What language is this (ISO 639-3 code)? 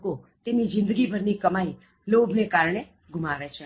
guj